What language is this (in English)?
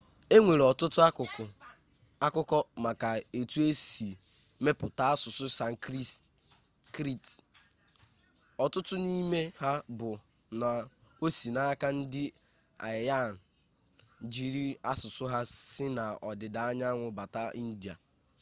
Igbo